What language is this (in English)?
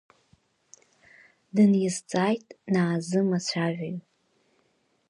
Abkhazian